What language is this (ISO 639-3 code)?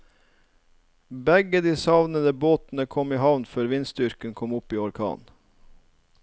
nor